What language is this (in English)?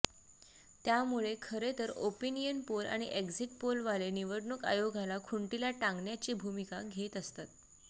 Marathi